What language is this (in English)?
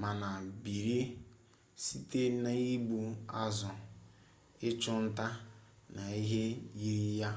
Igbo